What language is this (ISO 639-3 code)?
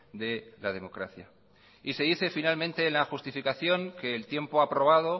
spa